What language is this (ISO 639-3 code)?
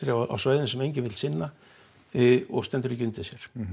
isl